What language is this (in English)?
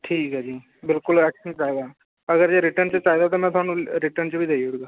Dogri